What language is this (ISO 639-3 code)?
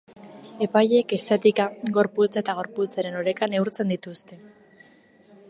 eus